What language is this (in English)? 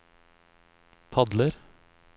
Norwegian